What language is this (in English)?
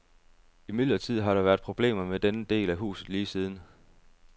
Danish